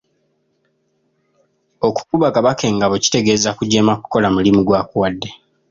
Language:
Ganda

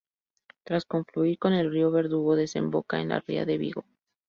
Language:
Spanish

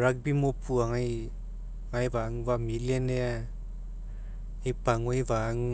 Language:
Mekeo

